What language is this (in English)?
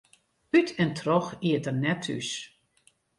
Western Frisian